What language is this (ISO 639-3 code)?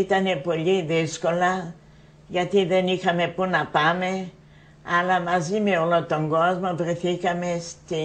ell